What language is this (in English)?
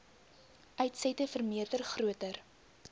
Afrikaans